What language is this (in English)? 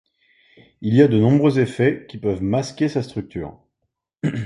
French